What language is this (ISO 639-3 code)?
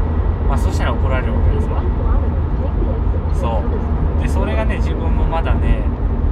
jpn